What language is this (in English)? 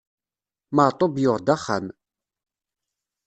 Kabyle